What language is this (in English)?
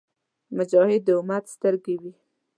Pashto